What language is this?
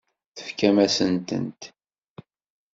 Kabyle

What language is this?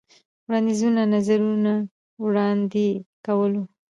Pashto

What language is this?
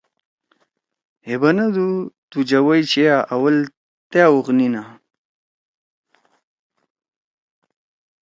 Torwali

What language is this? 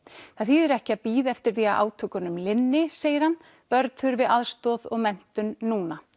Icelandic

